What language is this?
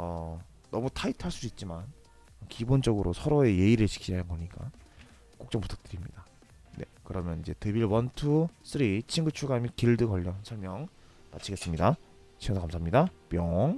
Korean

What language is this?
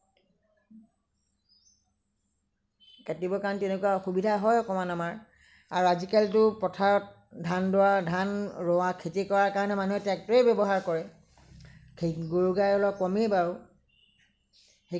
Assamese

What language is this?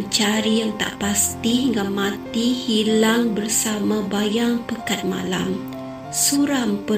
Malay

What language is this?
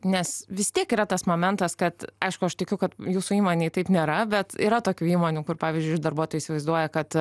Lithuanian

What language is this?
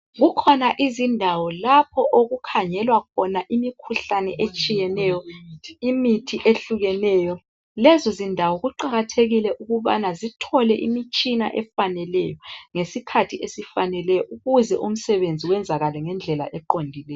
North Ndebele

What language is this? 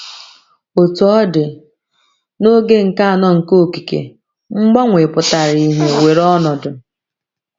Igbo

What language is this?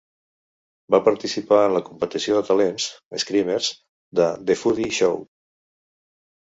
Catalan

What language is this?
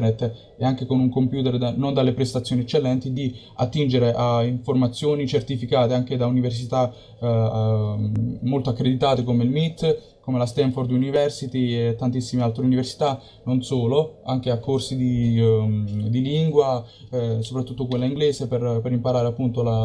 Italian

